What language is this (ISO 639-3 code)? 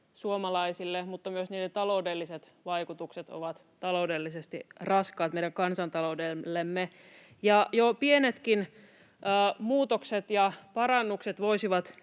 fin